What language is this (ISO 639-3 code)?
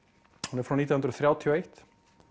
isl